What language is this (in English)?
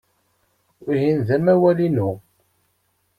Kabyle